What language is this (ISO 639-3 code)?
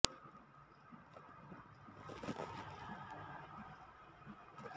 kan